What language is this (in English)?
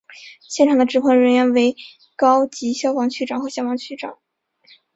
Chinese